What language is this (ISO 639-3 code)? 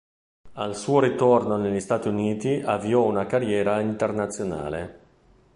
ita